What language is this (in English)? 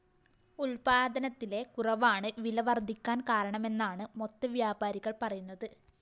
Malayalam